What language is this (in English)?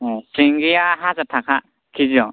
Bodo